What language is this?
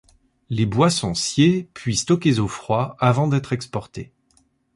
French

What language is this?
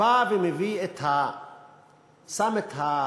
Hebrew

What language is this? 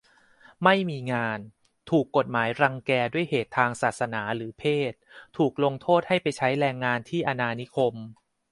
Thai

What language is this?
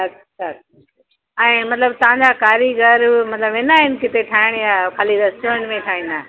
Sindhi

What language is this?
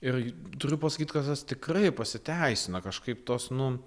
Lithuanian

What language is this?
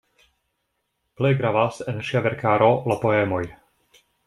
Esperanto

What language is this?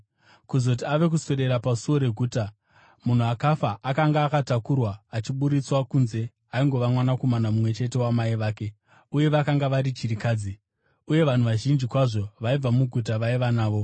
Shona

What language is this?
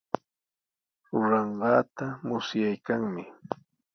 Sihuas Ancash Quechua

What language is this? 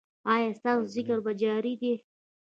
Pashto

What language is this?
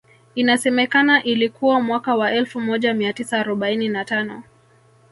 Swahili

